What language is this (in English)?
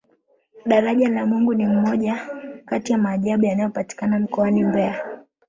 Swahili